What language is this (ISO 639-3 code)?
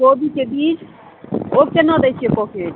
mai